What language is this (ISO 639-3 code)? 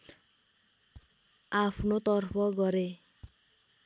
nep